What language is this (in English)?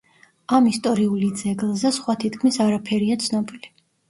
Georgian